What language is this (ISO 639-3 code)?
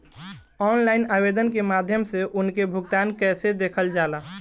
bho